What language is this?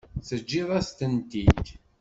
Kabyle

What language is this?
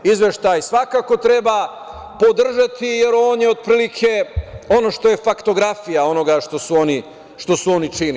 Serbian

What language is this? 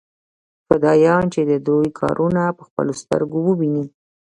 Pashto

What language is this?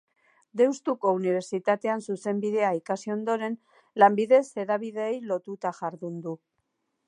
Basque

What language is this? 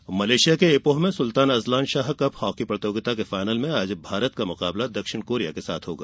Hindi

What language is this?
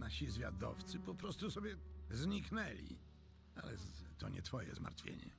Polish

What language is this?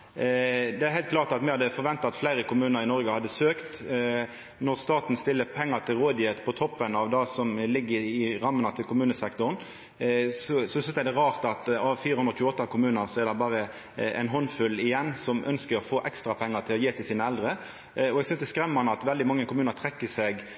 Norwegian Nynorsk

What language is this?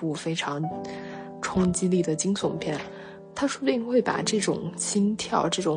Chinese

